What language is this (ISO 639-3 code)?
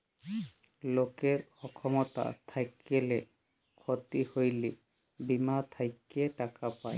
ben